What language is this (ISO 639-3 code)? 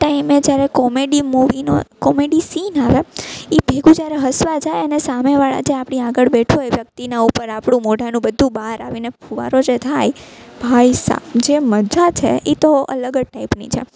guj